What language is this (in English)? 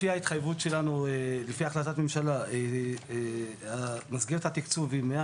Hebrew